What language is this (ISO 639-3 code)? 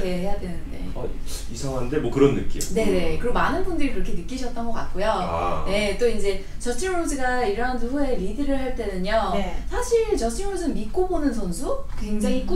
kor